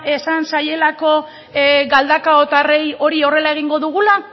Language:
Basque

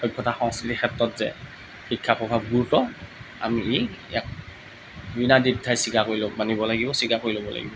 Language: Assamese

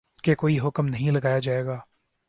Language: Urdu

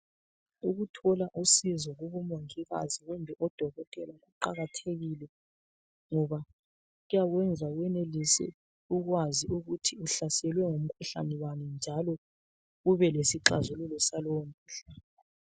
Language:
North Ndebele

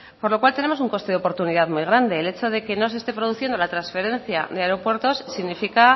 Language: Spanish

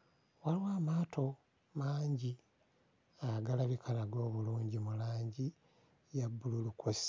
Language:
Ganda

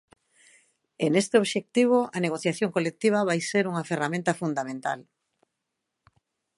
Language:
Galician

